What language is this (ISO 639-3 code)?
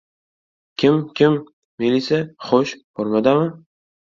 uzb